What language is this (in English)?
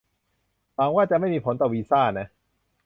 Thai